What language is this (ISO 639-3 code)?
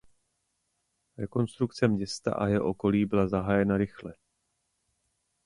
ces